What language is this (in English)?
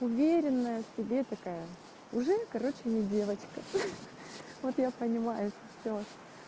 Russian